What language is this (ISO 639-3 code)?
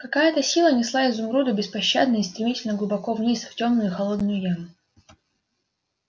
rus